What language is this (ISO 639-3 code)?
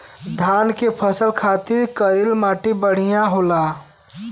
bho